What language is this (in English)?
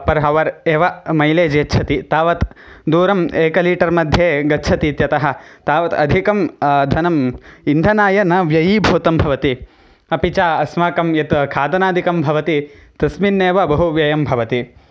Sanskrit